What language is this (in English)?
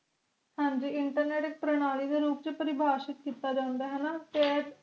Punjabi